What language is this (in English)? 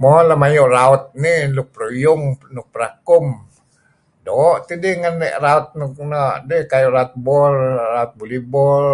Kelabit